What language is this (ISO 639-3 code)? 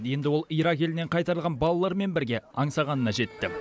kaz